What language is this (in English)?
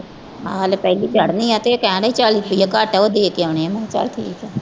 Punjabi